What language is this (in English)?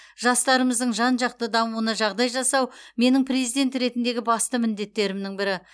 Kazakh